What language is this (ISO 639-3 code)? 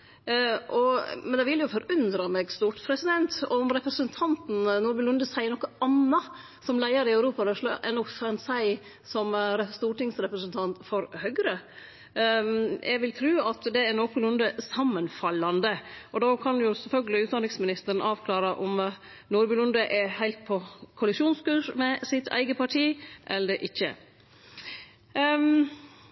nno